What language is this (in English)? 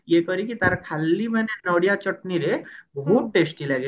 Odia